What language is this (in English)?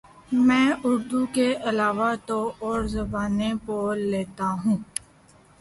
Urdu